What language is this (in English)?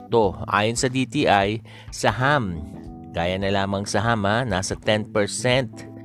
Filipino